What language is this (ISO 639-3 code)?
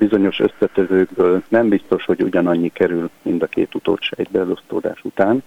hun